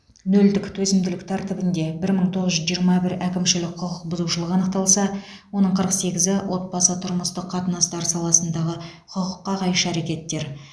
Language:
Kazakh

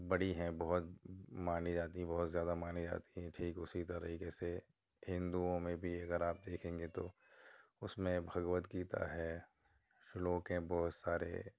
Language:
Urdu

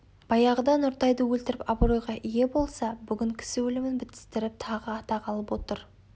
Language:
Kazakh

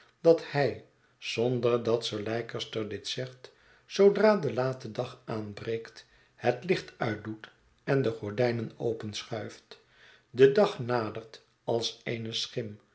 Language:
Dutch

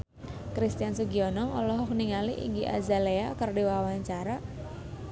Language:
Sundanese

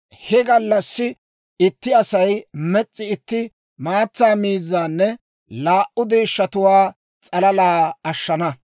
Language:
Dawro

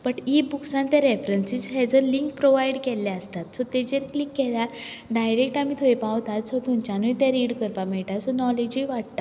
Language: Konkani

